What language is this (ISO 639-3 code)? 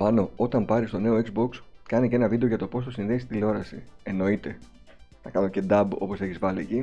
ell